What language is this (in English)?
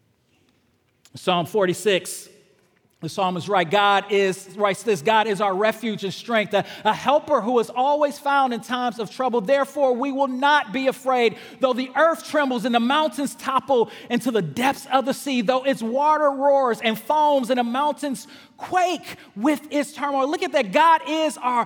English